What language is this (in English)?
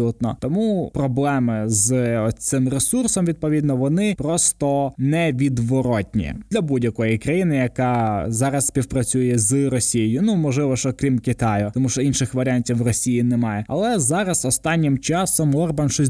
Ukrainian